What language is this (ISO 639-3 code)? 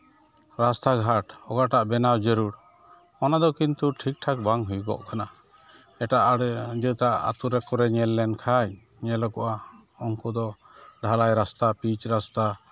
sat